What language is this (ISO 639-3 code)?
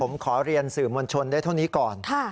tha